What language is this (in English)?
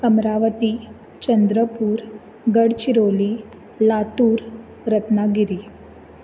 Konkani